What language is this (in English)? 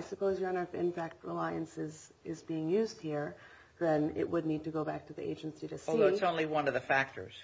English